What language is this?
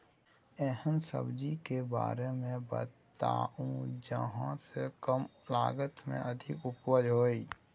Maithili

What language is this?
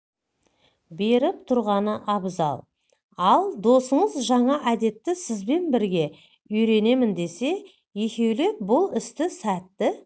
Kazakh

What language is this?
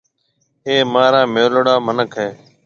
Marwari (Pakistan)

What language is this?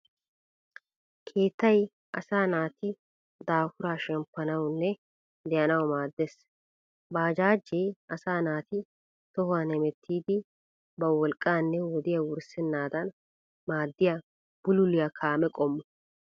Wolaytta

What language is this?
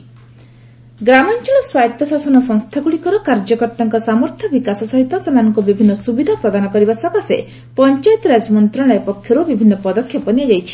Odia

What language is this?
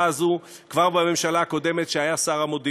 Hebrew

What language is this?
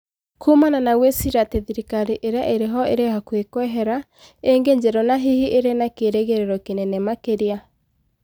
Kikuyu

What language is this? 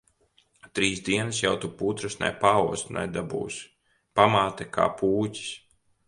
Latvian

